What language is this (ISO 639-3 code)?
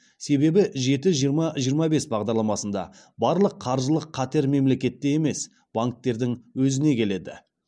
kaz